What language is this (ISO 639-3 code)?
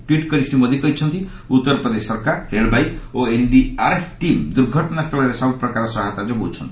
ori